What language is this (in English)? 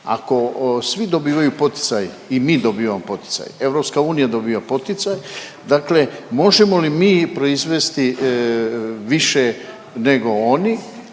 Croatian